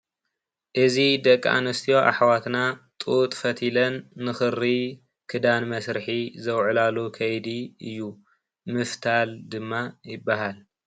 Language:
Tigrinya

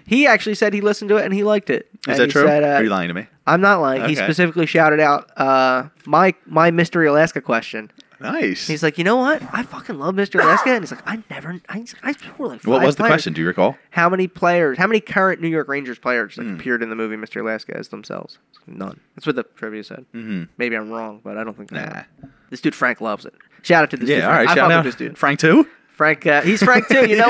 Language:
English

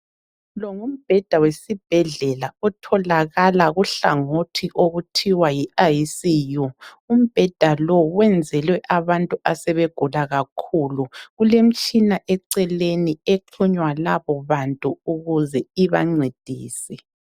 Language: North Ndebele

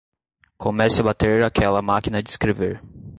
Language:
Portuguese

